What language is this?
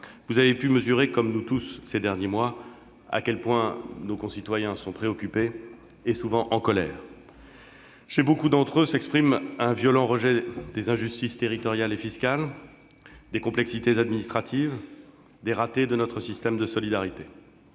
French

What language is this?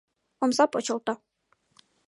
Mari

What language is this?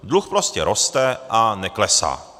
Czech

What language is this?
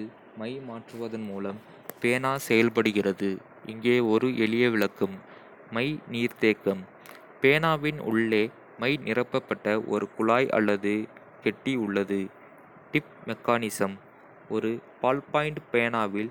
Kota (India)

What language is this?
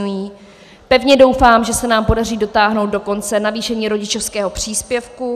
Czech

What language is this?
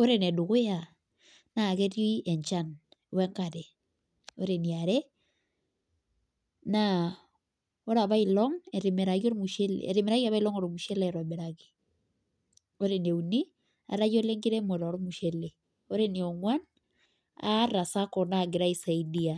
Masai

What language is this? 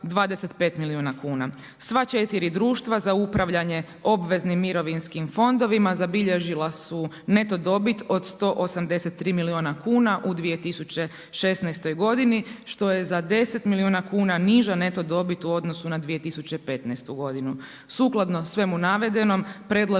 Croatian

